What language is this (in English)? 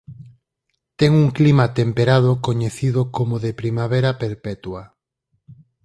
Galician